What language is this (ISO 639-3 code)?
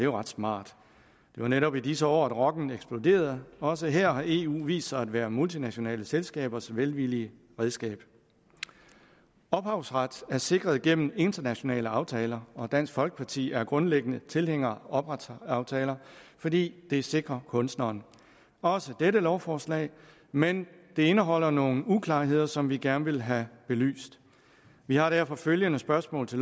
dan